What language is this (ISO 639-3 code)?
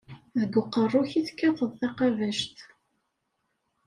kab